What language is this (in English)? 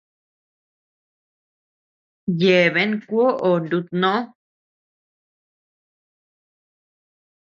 Tepeuxila Cuicatec